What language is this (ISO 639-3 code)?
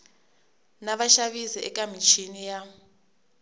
tso